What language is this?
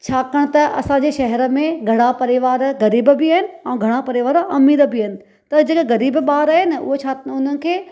Sindhi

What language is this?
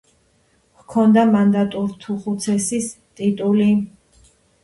Georgian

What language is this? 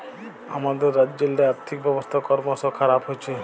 Bangla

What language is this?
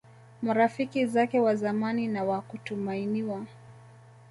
Swahili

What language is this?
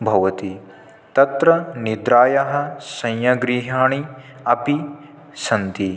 Sanskrit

